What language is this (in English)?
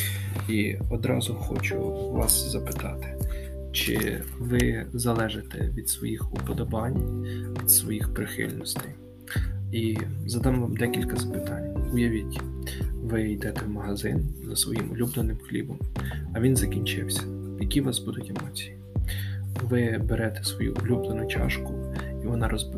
Ukrainian